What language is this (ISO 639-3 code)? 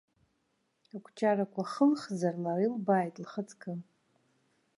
abk